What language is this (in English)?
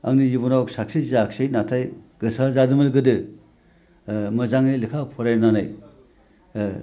Bodo